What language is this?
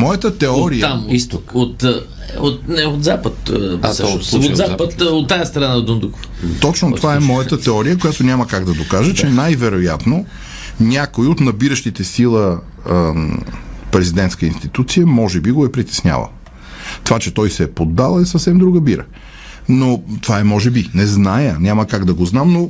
Bulgarian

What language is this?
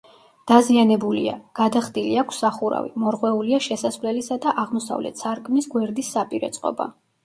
Georgian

